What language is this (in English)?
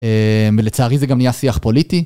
Hebrew